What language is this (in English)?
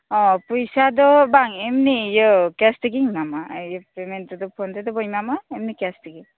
Santali